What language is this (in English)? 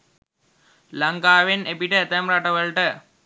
Sinhala